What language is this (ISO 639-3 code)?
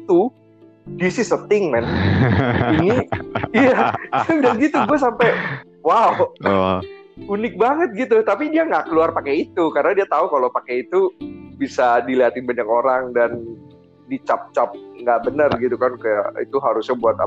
ind